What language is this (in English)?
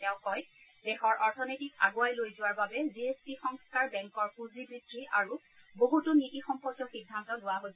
Assamese